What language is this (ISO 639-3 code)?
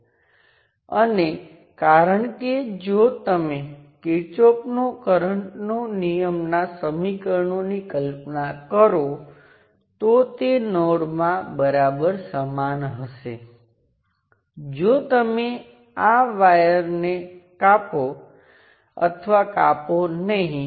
guj